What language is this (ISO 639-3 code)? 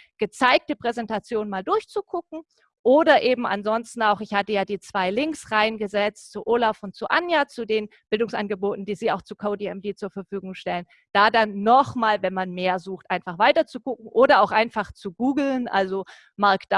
deu